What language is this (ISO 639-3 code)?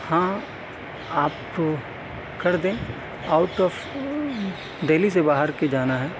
urd